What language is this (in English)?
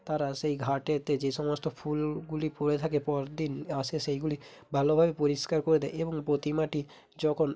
Bangla